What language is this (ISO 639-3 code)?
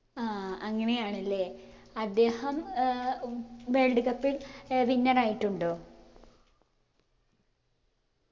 mal